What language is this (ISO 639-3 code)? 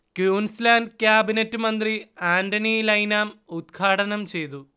mal